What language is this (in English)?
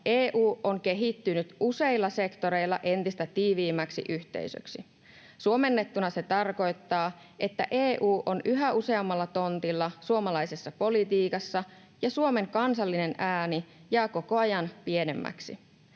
Finnish